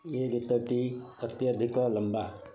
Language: Odia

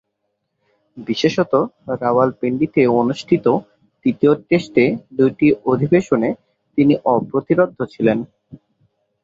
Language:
Bangla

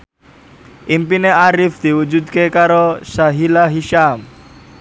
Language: Javanese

